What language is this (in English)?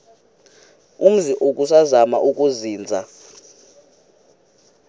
Xhosa